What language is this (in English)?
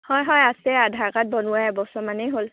Assamese